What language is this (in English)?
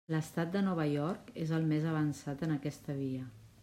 Catalan